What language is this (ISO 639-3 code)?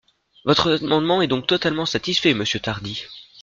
fra